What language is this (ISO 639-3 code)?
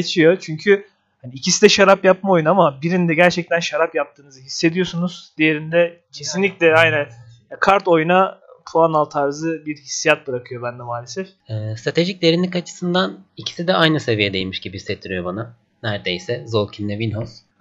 tur